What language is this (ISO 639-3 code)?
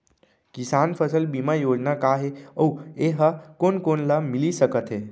hne